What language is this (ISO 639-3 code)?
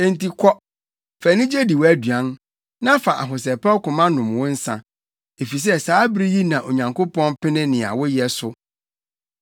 aka